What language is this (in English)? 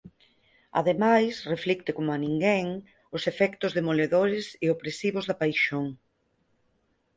Galician